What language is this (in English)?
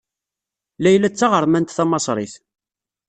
Kabyle